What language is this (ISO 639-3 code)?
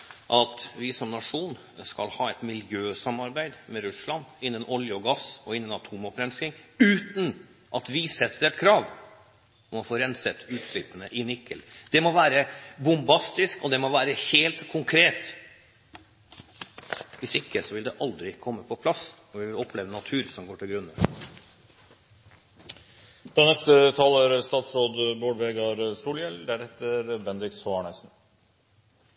nor